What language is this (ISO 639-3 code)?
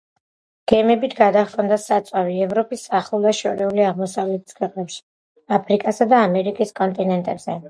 kat